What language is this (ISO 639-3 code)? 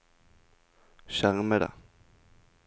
nor